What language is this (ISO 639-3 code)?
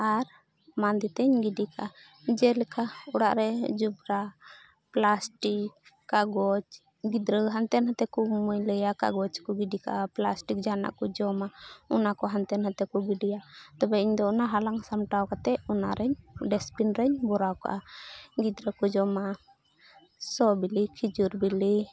sat